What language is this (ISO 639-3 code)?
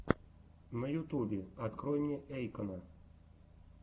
rus